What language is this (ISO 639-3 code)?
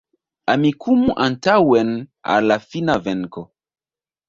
epo